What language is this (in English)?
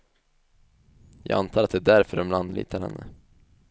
Swedish